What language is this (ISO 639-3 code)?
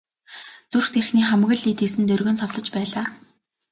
mon